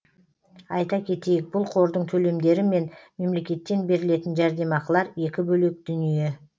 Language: Kazakh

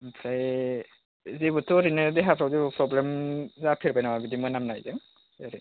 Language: Bodo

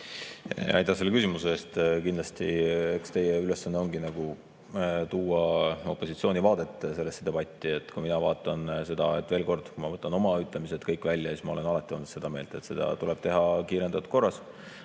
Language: Estonian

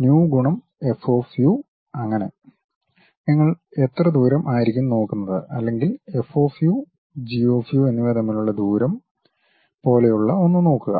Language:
Malayalam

